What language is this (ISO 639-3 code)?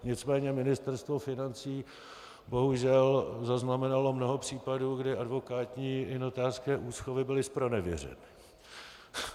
ces